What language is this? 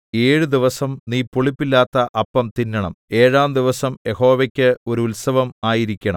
Malayalam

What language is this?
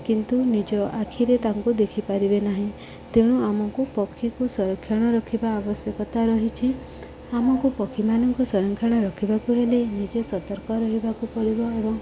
Odia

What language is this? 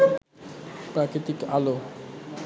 Bangla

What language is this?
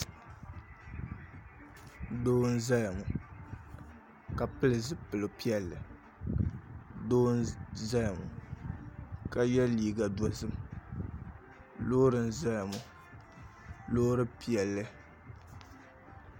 Dagbani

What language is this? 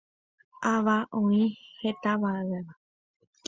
Guarani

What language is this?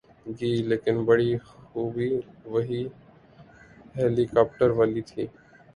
Urdu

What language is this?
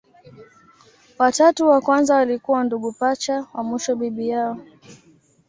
Swahili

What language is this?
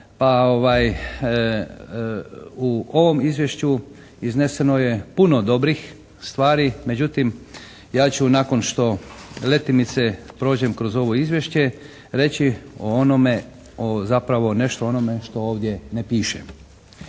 Croatian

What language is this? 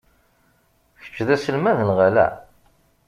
Kabyle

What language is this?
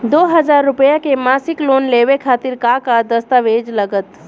Bhojpuri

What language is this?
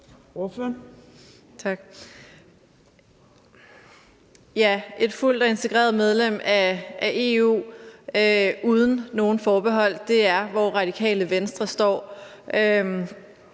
Danish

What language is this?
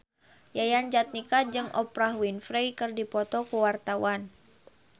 Sundanese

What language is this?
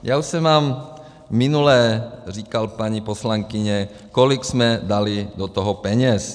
Czech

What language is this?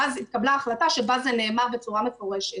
Hebrew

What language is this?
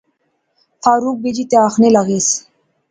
Pahari-Potwari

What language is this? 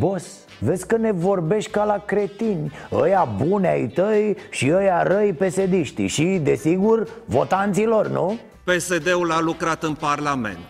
Romanian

